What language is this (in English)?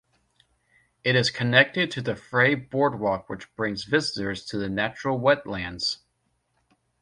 English